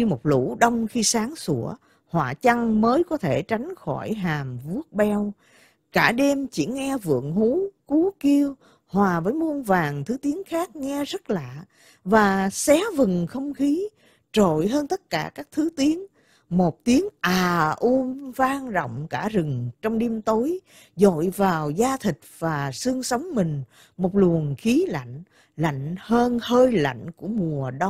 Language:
Vietnamese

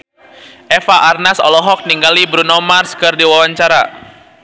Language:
Sundanese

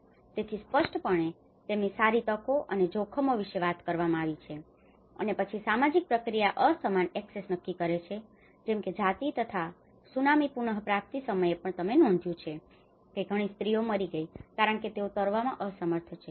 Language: Gujarati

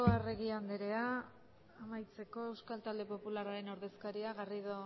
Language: Basque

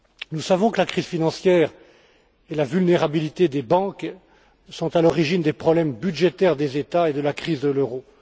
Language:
French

